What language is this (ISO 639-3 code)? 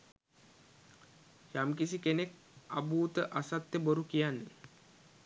sin